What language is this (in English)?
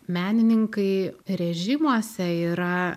Lithuanian